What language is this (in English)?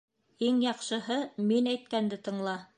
Bashkir